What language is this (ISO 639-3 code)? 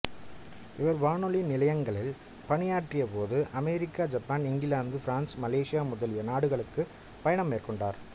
tam